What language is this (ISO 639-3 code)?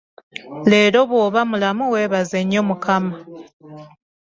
lug